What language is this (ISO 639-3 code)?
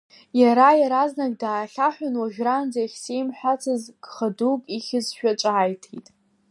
abk